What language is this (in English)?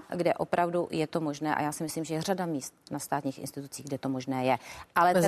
Czech